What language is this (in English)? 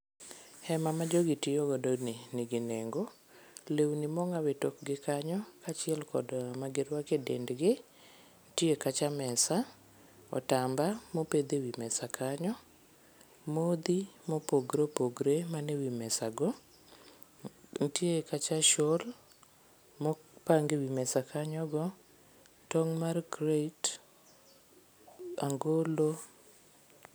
Luo (Kenya and Tanzania)